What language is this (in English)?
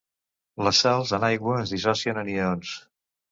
Catalan